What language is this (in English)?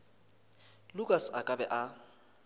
Northern Sotho